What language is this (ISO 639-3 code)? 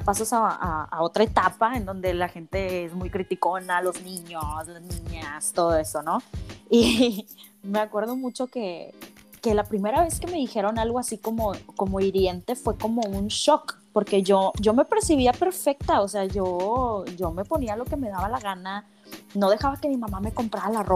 spa